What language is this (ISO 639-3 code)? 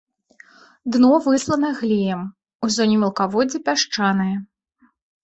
bel